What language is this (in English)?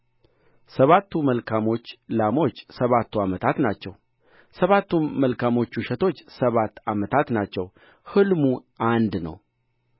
Amharic